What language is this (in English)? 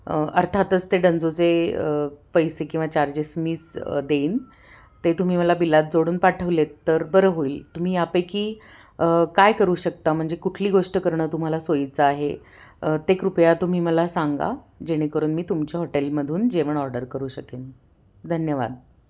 Marathi